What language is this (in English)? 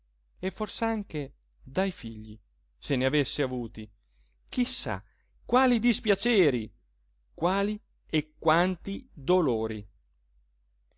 Italian